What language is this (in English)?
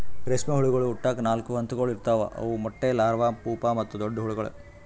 Kannada